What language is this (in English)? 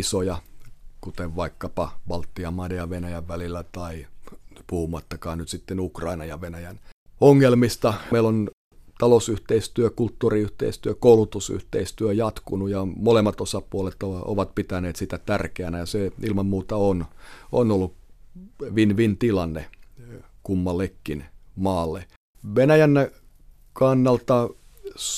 Finnish